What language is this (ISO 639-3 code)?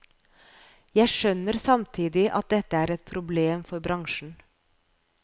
nor